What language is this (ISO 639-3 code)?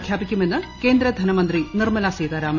mal